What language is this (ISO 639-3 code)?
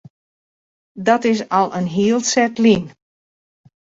fry